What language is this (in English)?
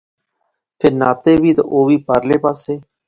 Pahari-Potwari